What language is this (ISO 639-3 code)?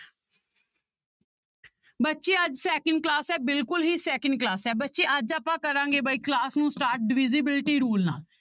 pan